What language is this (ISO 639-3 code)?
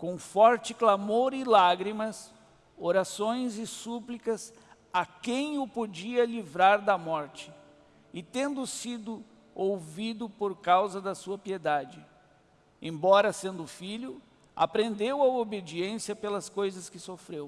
por